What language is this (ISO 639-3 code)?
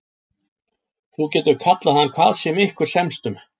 isl